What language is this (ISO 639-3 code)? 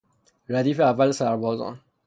fas